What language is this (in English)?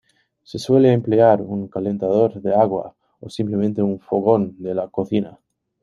Spanish